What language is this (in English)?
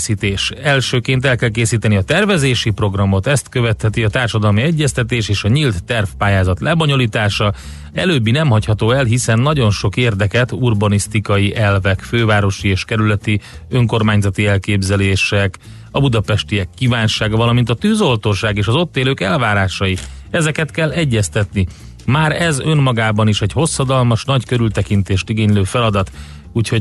Hungarian